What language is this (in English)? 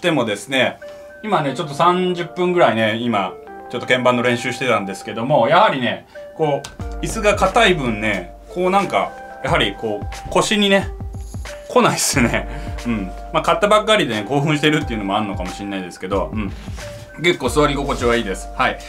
Japanese